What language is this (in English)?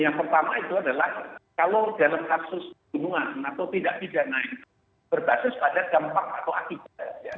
Indonesian